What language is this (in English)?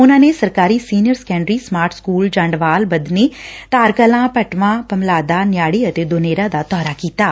Punjabi